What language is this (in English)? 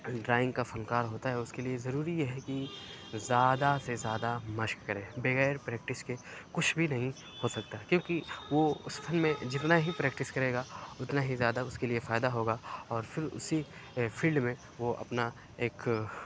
Urdu